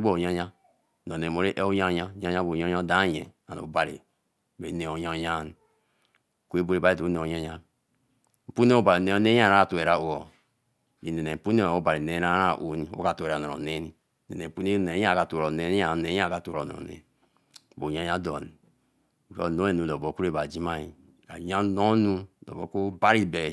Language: Eleme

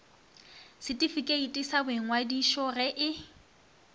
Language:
Northern Sotho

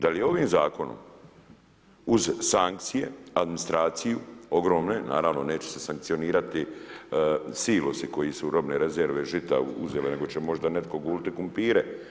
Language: Croatian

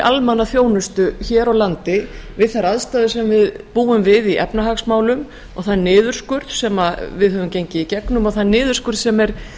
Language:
Icelandic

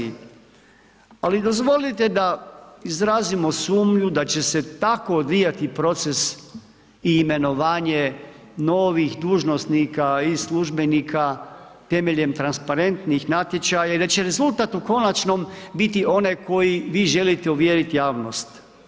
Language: Croatian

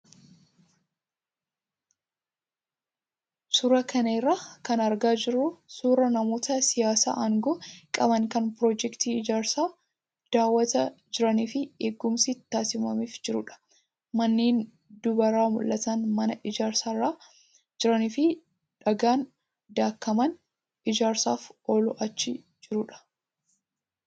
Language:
Oromo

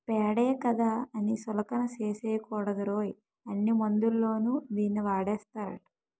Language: Telugu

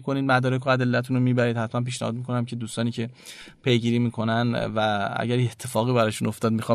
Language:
Persian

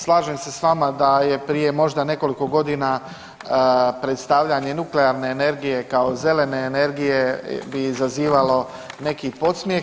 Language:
Croatian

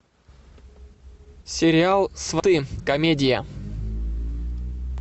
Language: Russian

